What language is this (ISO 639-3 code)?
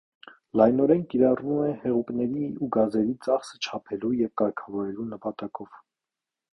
hye